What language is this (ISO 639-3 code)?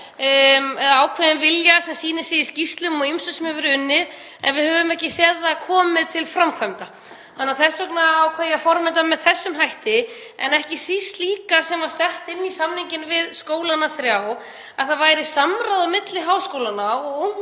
isl